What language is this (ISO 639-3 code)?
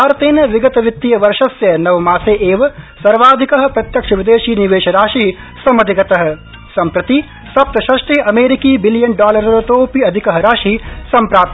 san